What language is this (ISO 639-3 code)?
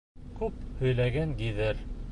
bak